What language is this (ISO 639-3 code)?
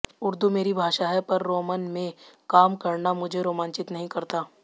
hin